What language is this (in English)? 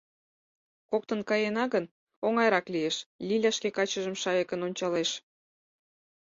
Mari